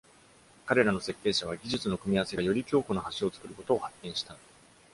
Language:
Japanese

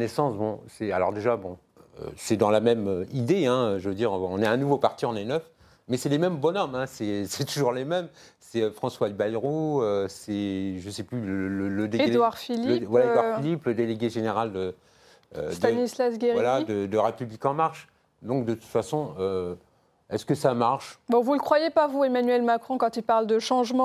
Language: French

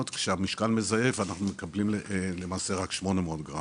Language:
Hebrew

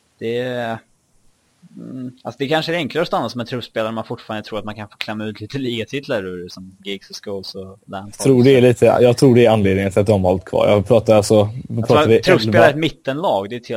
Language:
Swedish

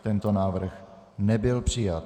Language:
Czech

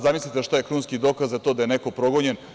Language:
Serbian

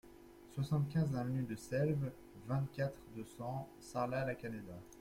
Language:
French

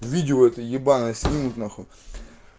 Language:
Russian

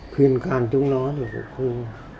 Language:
Vietnamese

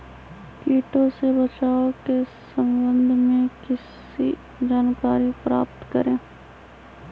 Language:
Magahi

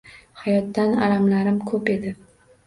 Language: Uzbek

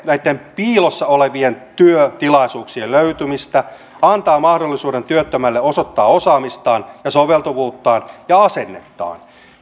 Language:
Finnish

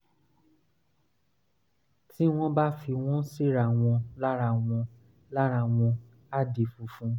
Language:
Yoruba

